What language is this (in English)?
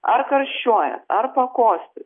Lithuanian